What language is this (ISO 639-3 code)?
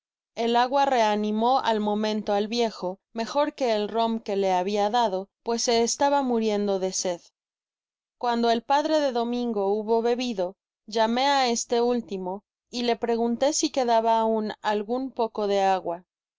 spa